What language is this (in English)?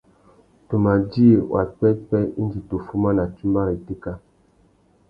Tuki